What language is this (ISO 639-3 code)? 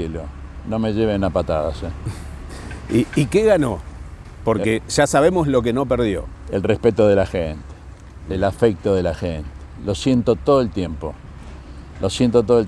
spa